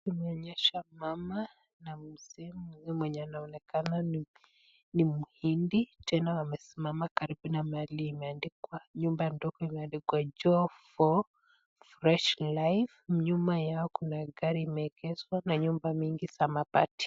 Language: Swahili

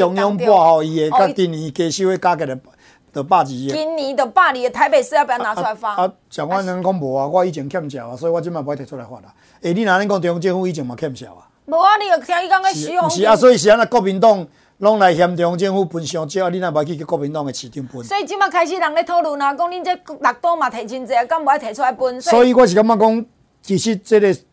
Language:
Chinese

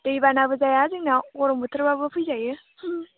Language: Bodo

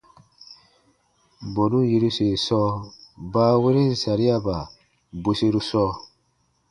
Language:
Baatonum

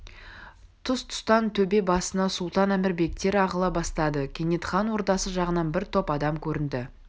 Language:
Kazakh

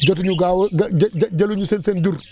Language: Wolof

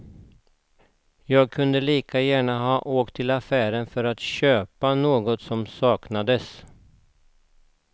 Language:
Swedish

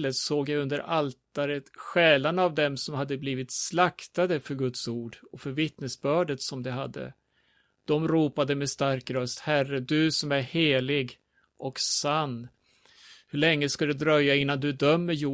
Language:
Swedish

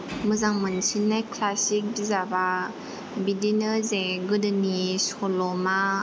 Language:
Bodo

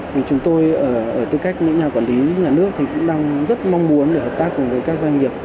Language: Vietnamese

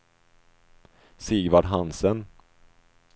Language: Swedish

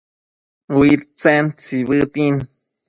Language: Matsés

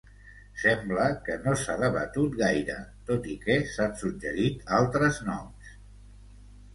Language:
Catalan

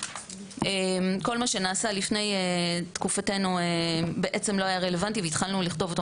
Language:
Hebrew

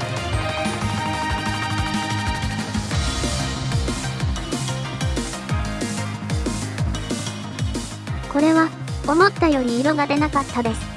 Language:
Japanese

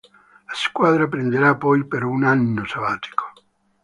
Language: Italian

